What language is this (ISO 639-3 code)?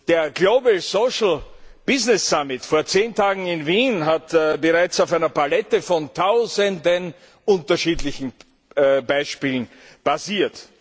deu